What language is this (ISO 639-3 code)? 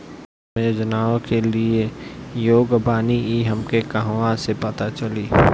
bho